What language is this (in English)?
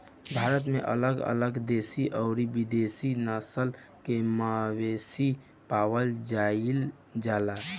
Bhojpuri